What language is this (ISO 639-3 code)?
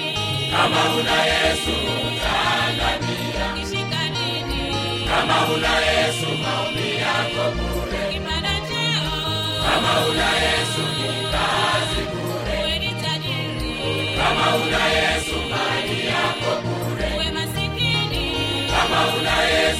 swa